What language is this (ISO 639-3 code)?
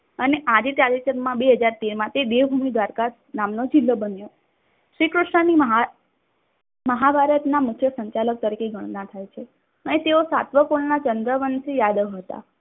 guj